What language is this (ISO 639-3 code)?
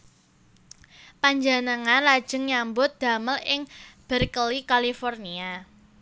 jav